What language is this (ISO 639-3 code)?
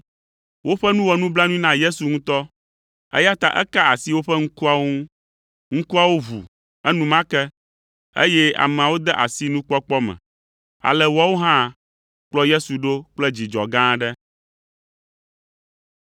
ewe